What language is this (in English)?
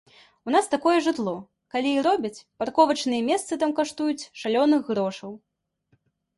Belarusian